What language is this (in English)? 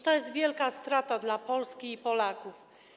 Polish